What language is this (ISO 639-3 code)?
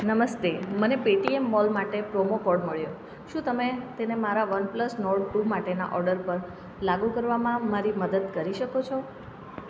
guj